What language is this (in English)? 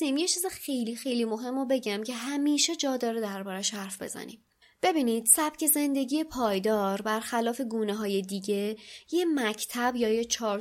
Persian